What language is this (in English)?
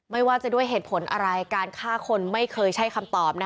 Thai